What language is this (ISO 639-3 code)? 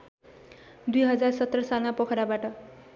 nep